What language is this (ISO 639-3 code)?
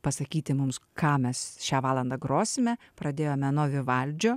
lit